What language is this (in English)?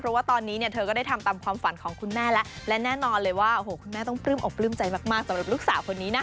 Thai